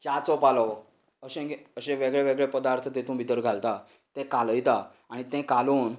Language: Konkani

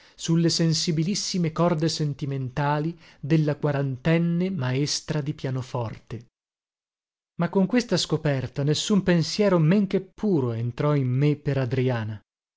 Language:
Italian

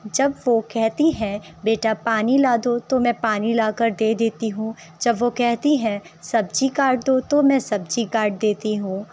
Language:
Urdu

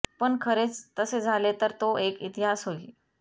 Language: Marathi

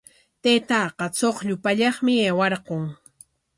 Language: Corongo Ancash Quechua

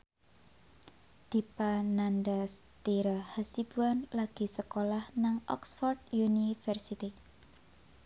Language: Javanese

